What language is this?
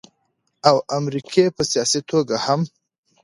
Pashto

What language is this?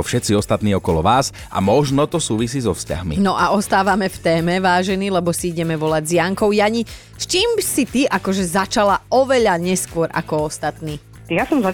Slovak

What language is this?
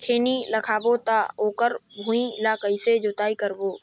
Chhattisgarhi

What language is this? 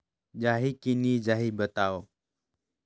Chhattisgarhi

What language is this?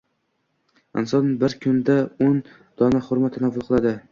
Uzbek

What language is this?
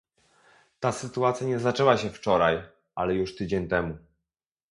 Polish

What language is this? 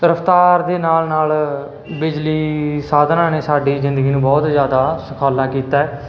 Punjabi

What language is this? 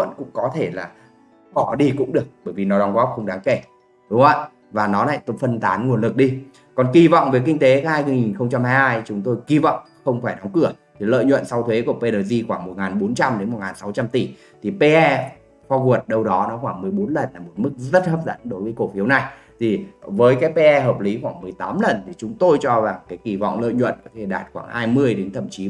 Vietnamese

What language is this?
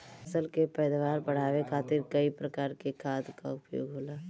Bhojpuri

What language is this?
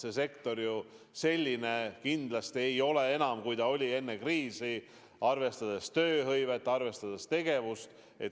Estonian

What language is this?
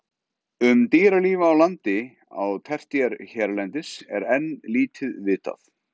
Icelandic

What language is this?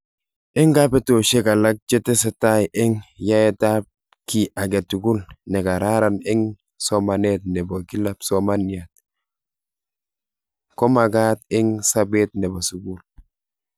Kalenjin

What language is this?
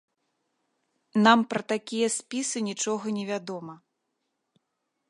Belarusian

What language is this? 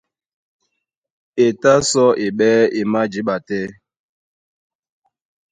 Duala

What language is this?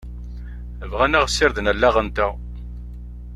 Kabyle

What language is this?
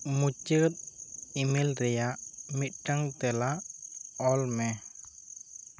Santali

